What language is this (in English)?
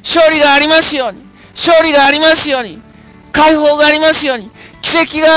Japanese